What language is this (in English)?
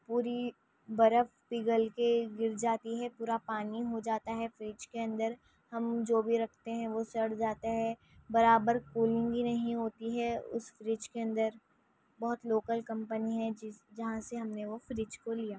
Urdu